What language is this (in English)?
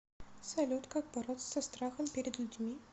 Russian